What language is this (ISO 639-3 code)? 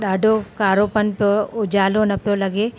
snd